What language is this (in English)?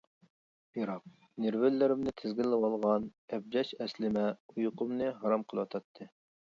Uyghur